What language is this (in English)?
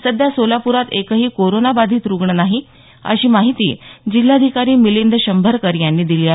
Marathi